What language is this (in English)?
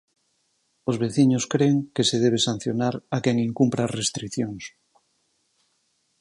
Galician